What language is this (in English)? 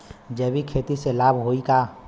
Bhojpuri